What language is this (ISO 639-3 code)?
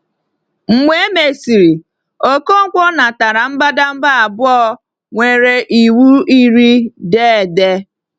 ibo